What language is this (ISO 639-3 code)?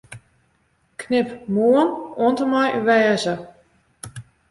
fry